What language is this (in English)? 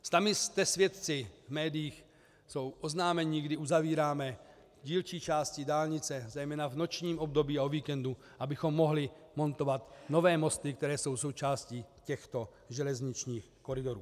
Czech